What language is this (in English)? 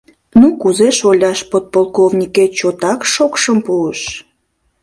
Mari